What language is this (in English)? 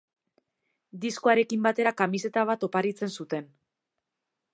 Basque